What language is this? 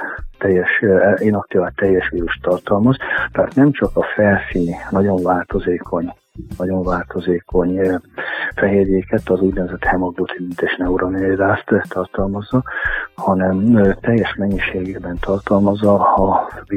Hungarian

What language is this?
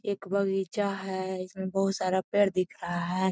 Magahi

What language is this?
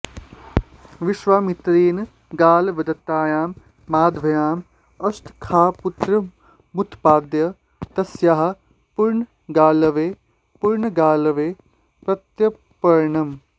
Sanskrit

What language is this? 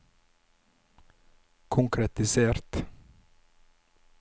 Norwegian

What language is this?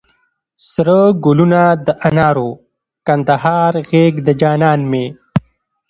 Pashto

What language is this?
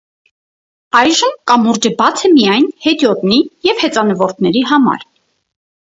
Armenian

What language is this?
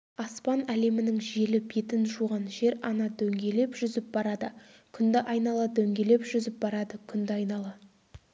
Kazakh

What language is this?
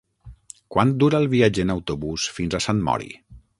Catalan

